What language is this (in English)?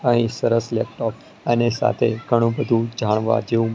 Gujarati